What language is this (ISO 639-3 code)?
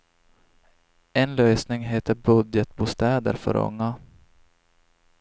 swe